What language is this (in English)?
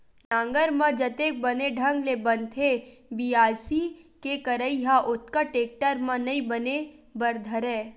Chhattisgarhi